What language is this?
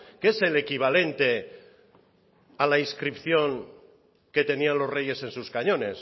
Spanish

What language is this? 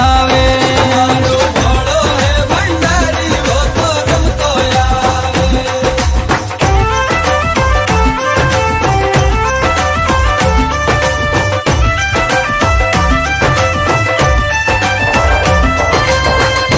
Hindi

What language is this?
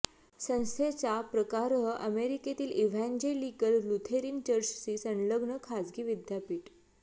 Marathi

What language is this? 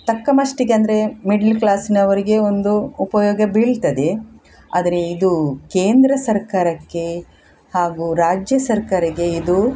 Kannada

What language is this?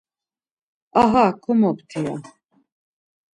Laz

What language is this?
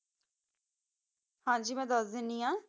Punjabi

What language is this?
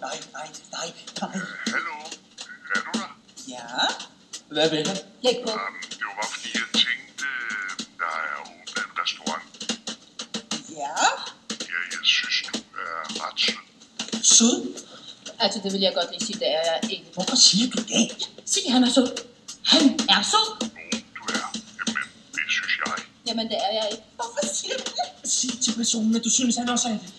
Danish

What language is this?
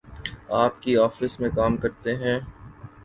Urdu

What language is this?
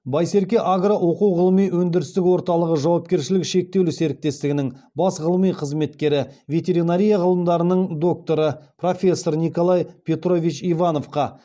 Kazakh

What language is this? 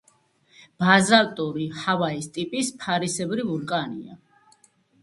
Georgian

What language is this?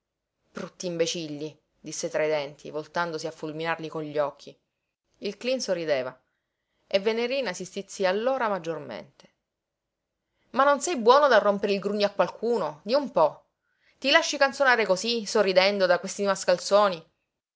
Italian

